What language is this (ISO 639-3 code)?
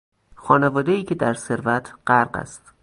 fas